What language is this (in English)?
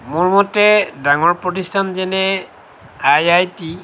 Assamese